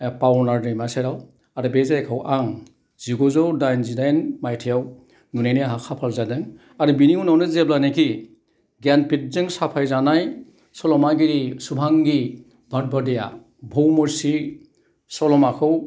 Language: Bodo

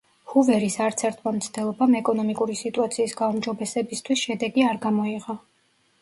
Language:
Georgian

